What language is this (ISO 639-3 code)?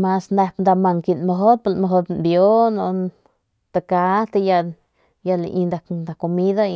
pmq